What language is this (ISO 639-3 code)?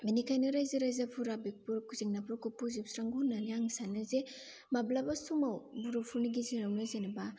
brx